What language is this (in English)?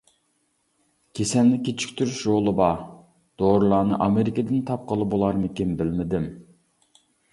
Uyghur